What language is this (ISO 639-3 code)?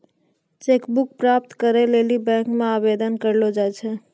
mai